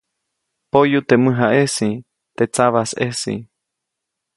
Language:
Copainalá Zoque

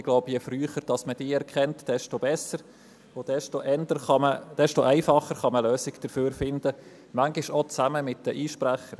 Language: Swiss German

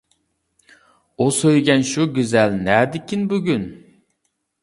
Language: Uyghur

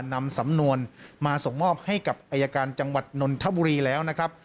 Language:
Thai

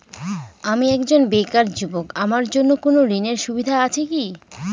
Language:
Bangla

